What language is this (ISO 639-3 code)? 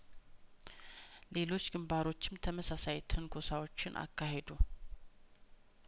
amh